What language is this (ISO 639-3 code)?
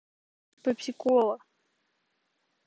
rus